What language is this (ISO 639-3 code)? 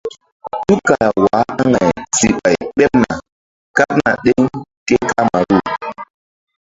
mdd